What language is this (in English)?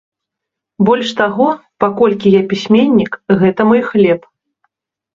Belarusian